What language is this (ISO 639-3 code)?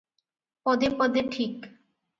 ori